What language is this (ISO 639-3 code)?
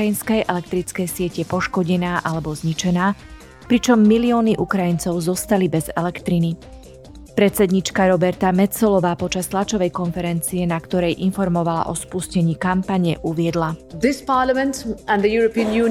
slk